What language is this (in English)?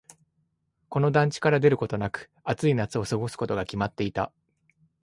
Japanese